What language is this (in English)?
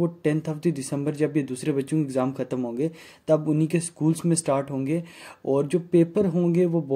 Hindi